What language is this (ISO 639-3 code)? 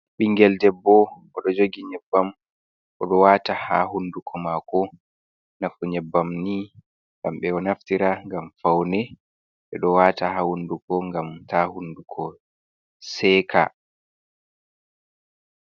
ful